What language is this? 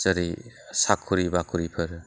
Bodo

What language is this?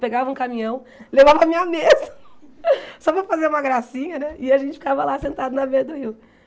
Portuguese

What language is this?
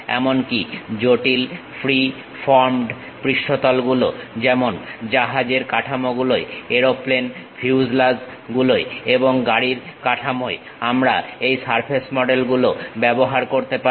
Bangla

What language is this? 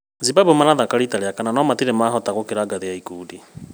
Kikuyu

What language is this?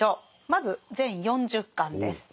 Japanese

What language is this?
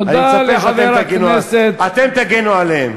Hebrew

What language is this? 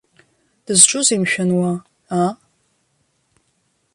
Abkhazian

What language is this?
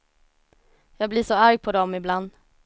Swedish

